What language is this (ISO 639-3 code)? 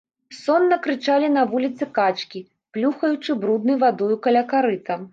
bel